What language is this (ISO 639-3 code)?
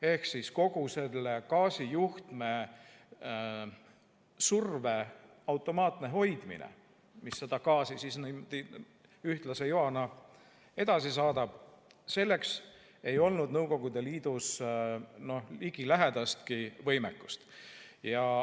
est